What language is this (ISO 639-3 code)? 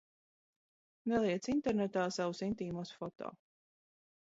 lav